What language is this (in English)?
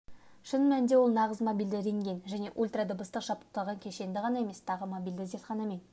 Kazakh